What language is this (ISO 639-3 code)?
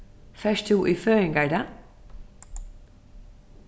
fao